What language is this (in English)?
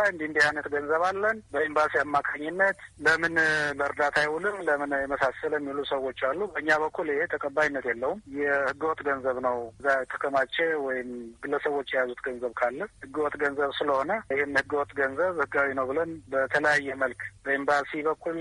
Amharic